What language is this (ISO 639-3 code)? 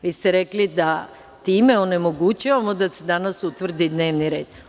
srp